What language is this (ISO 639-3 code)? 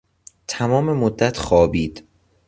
fas